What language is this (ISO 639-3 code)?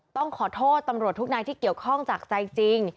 tha